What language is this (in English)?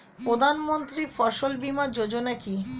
Bangla